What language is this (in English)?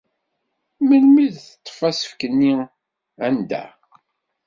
Kabyle